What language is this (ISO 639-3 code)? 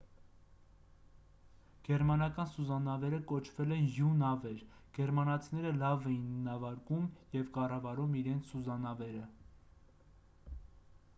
hye